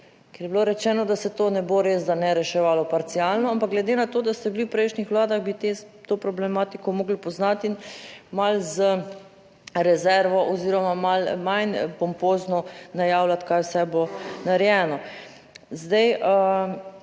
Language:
Slovenian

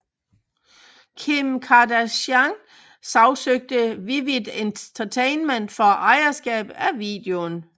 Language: Danish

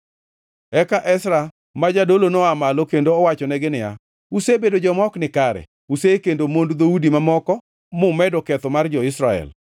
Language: Luo (Kenya and Tanzania)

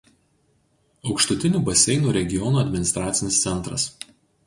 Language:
Lithuanian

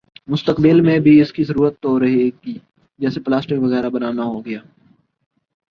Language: Urdu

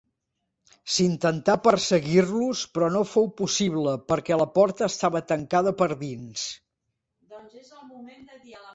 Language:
Catalan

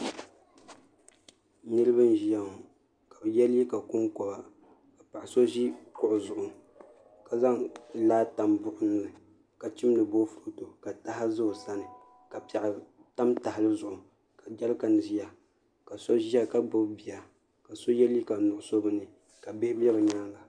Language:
Dagbani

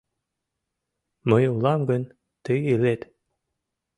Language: Mari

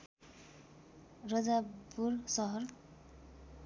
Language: Nepali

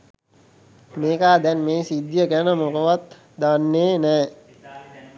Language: Sinhala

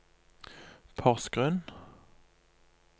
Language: Norwegian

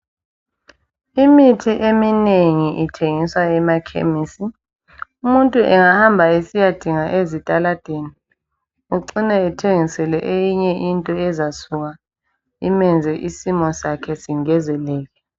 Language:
North Ndebele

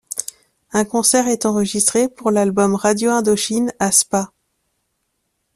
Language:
French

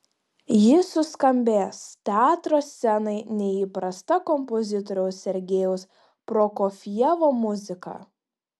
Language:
Lithuanian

